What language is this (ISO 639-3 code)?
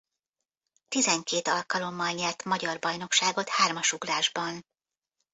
hun